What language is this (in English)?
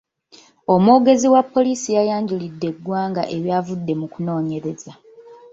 Ganda